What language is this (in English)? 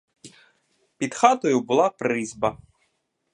Ukrainian